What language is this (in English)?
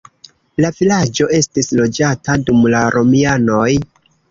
Esperanto